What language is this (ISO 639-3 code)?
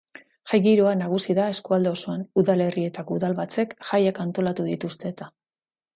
eus